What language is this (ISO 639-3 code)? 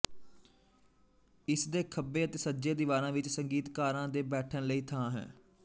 pan